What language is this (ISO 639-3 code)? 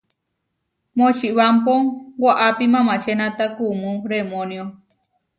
var